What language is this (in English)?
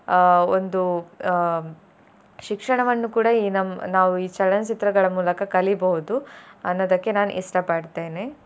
Kannada